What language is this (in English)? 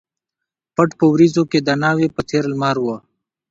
Pashto